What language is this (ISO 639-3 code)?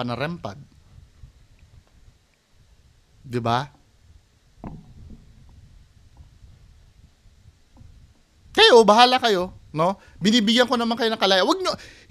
fil